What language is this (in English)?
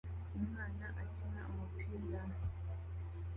Kinyarwanda